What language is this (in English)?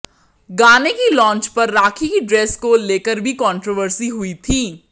Hindi